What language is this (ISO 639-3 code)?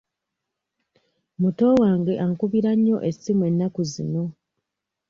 lug